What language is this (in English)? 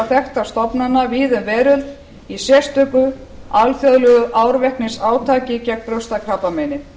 Icelandic